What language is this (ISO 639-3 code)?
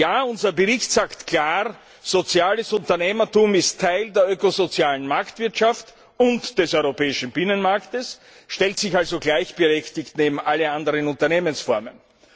deu